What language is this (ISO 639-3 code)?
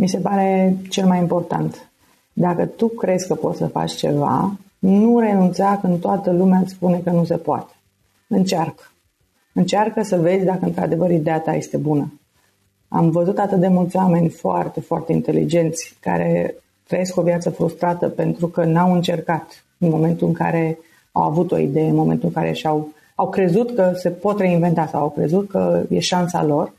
ron